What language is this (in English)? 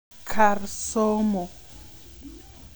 Luo (Kenya and Tanzania)